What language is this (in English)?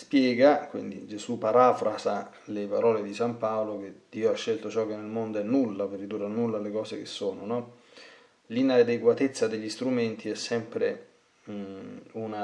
Italian